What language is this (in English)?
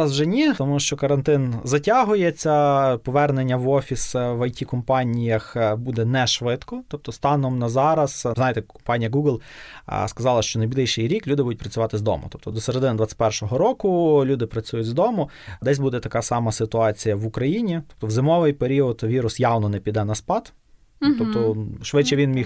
Ukrainian